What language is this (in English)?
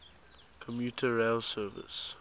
English